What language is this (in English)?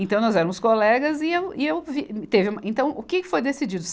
Portuguese